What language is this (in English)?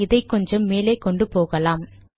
Tamil